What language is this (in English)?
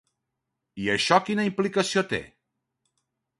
Catalan